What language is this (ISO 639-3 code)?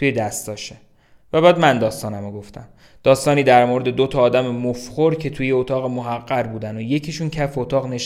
fas